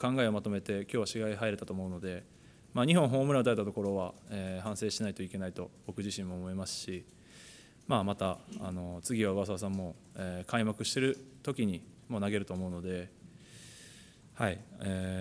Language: Japanese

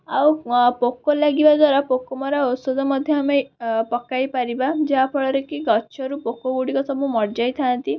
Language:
Odia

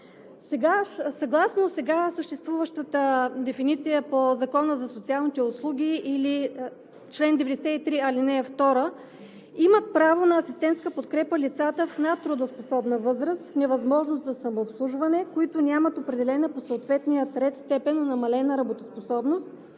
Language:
Bulgarian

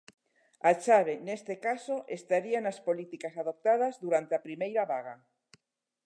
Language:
Galician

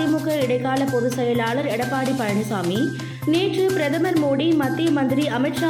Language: Tamil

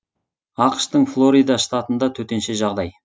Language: Kazakh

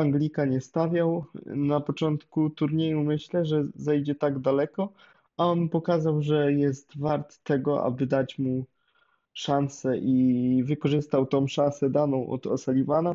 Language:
Polish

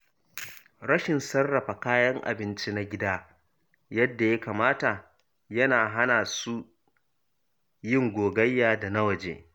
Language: Hausa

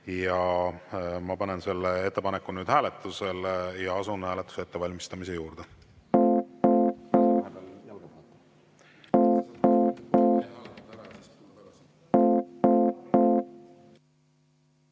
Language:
Estonian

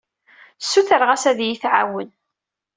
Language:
Kabyle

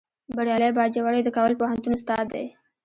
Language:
Pashto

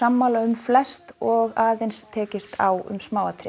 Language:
Icelandic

